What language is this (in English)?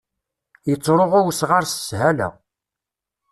Kabyle